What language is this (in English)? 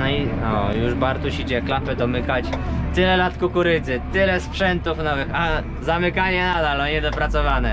Polish